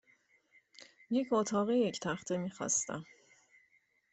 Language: Persian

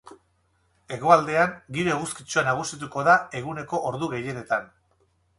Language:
Basque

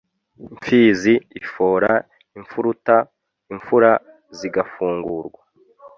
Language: Kinyarwanda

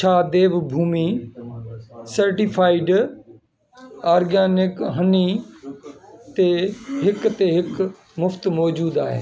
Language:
Sindhi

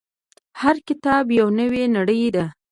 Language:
Pashto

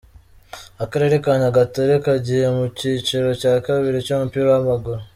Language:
Kinyarwanda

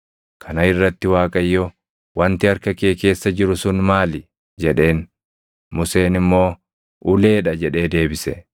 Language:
Oromo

